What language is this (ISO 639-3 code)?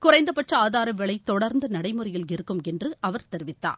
tam